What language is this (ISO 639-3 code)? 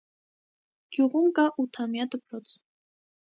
hye